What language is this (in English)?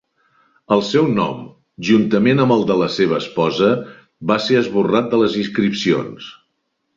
Catalan